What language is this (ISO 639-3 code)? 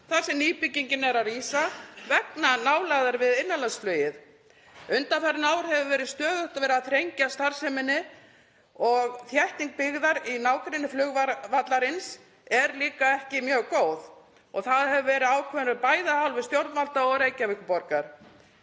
isl